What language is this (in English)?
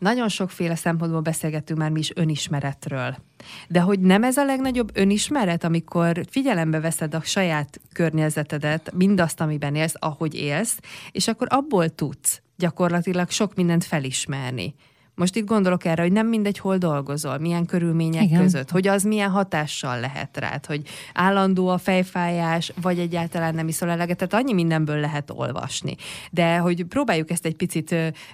Hungarian